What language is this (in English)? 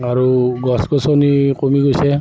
Assamese